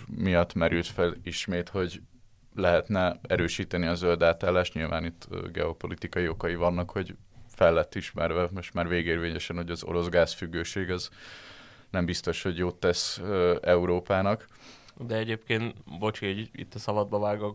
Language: Hungarian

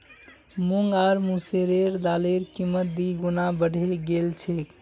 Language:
Magahi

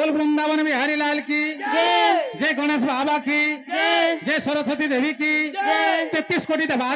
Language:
Bangla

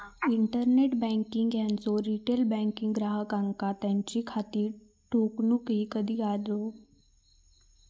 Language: Marathi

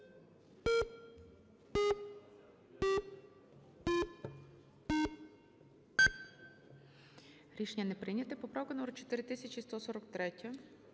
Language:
Ukrainian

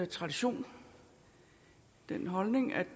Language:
Danish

